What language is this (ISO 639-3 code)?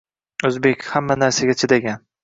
uzb